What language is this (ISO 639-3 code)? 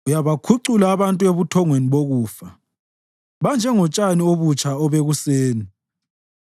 nde